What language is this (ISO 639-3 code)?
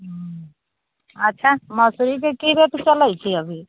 mai